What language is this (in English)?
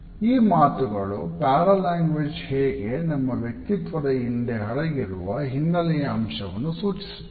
Kannada